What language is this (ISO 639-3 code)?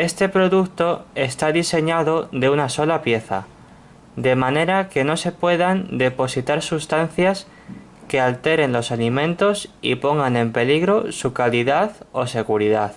spa